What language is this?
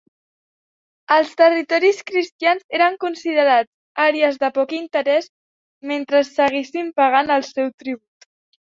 Catalan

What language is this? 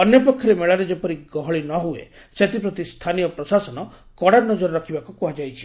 Odia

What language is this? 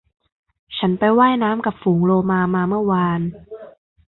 Thai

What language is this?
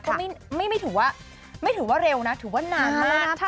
Thai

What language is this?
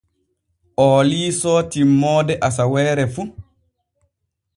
Borgu Fulfulde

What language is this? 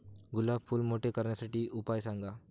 Marathi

